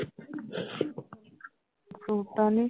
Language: Punjabi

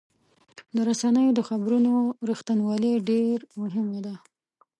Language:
Pashto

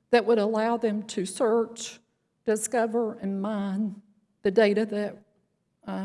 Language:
English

